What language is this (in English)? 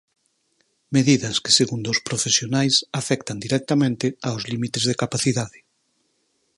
Galician